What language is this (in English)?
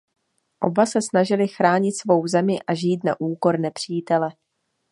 Czech